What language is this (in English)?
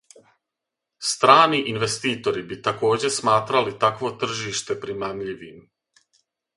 Serbian